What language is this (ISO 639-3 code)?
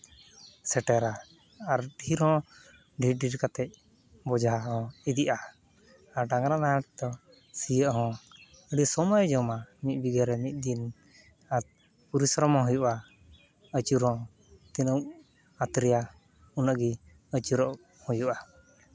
sat